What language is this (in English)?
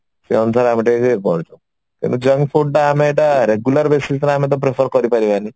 Odia